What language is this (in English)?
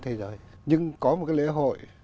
Vietnamese